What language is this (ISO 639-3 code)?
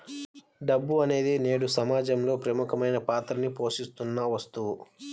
tel